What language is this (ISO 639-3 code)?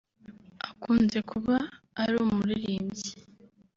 kin